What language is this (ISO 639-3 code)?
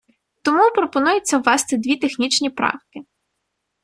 ukr